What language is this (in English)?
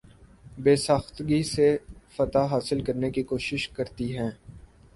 Urdu